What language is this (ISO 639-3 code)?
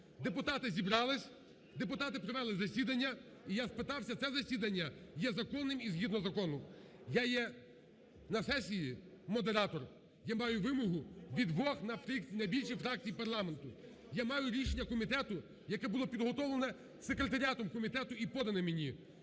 ukr